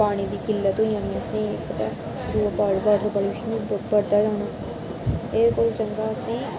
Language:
Dogri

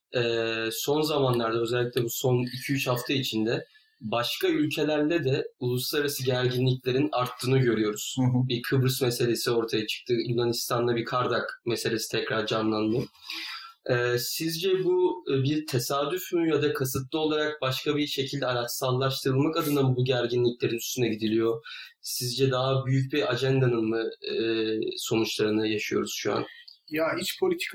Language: Turkish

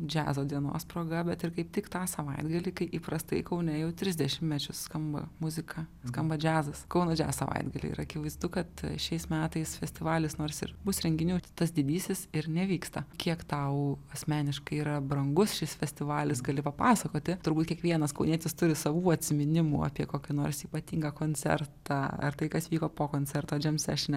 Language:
Lithuanian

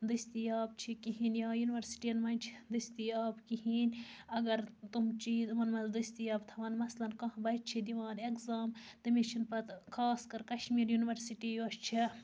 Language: Kashmiri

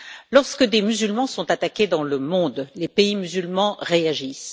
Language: French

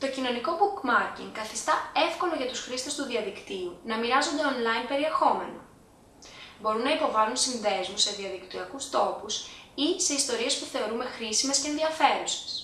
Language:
Greek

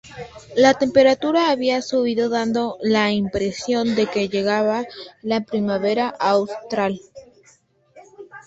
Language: Spanish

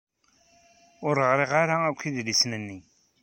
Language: Kabyle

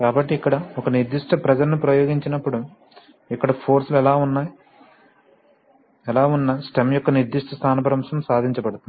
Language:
Telugu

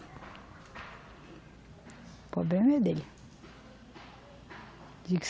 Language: Portuguese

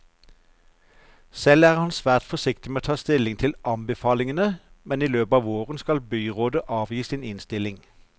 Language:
Norwegian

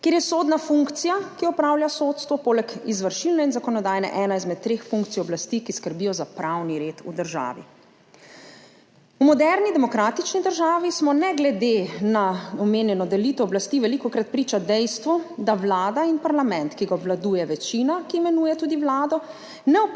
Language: Slovenian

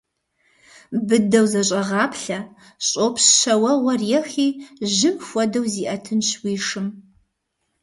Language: Kabardian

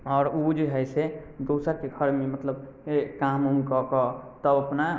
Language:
Maithili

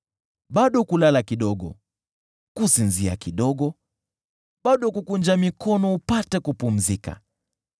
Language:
Swahili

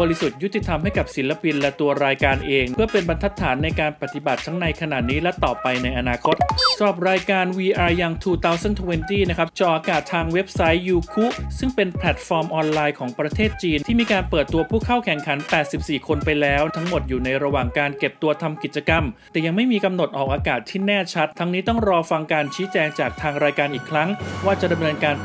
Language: Thai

